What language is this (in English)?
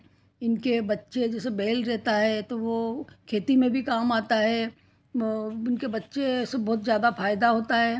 Hindi